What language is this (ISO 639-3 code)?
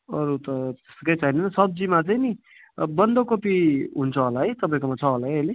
nep